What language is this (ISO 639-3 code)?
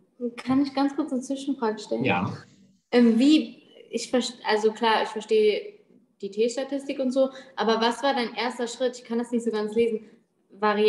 deu